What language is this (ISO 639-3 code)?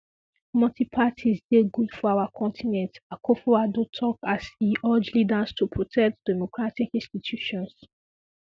pcm